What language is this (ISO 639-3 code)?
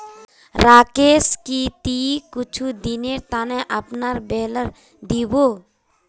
mag